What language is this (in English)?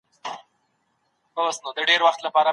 Pashto